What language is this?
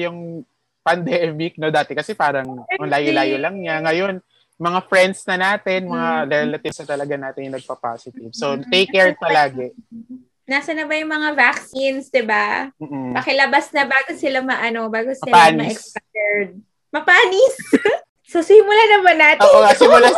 Filipino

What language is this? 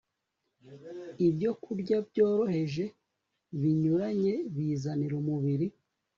Kinyarwanda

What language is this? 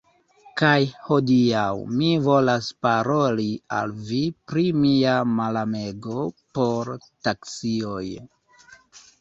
Esperanto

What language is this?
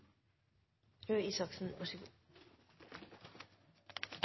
Norwegian Nynorsk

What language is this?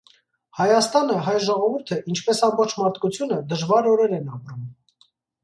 Armenian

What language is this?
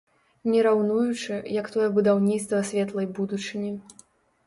Belarusian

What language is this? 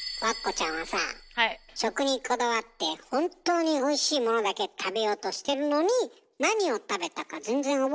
Japanese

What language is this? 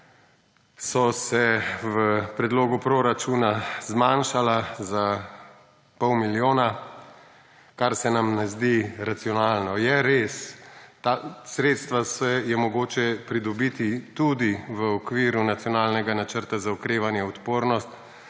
Slovenian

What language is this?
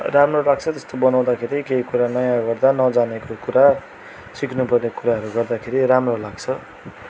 Nepali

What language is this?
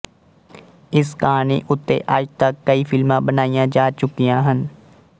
Punjabi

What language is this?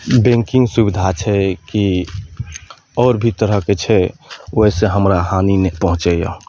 Maithili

